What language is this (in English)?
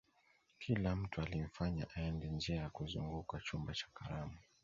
Swahili